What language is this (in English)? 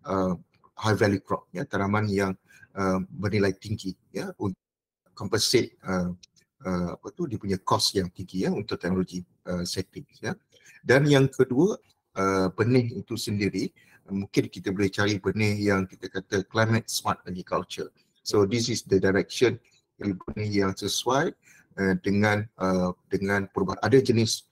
Malay